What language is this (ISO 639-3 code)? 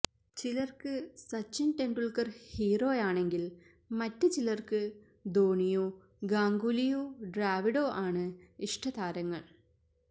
mal